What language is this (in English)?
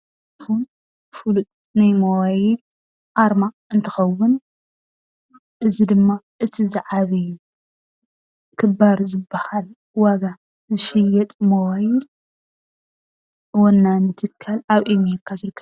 Tigrinya